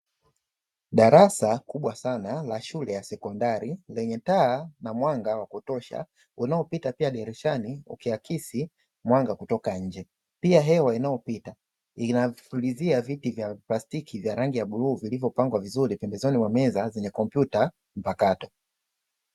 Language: Swahili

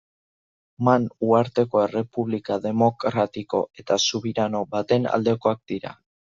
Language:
Basque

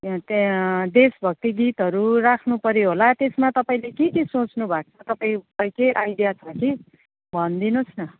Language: Nepali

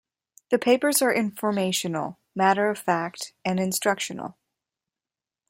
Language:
English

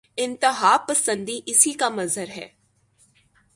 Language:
Urdu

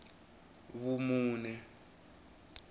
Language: Tsonga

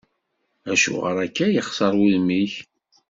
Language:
Kabyle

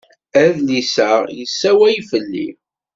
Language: Kabyle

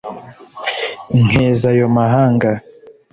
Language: Kinyarwanda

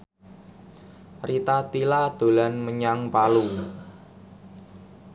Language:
Javanese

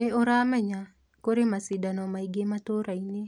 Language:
Kikuyu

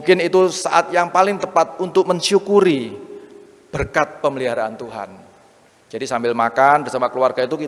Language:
Indonesian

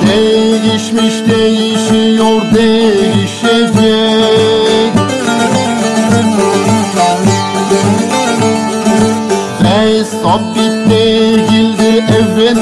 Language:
Turkish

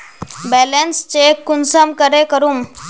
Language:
Magahi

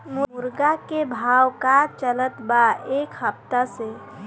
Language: Bhojpuri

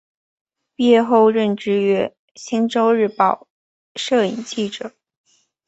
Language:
Chinese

